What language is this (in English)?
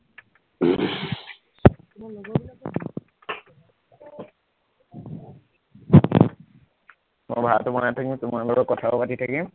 Assamese